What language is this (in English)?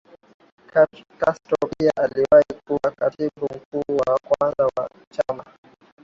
Swahili